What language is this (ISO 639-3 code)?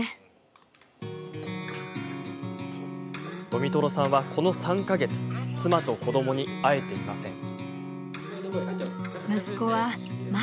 jpn